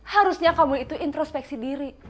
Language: Indonesian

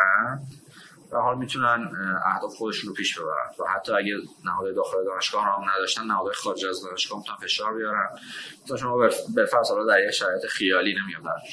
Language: Persian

